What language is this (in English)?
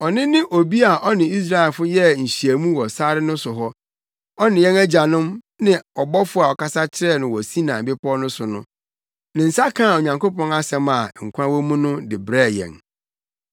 Akan